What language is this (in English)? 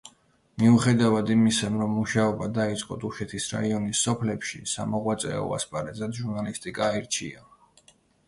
Georgian